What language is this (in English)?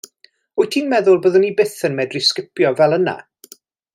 Welsh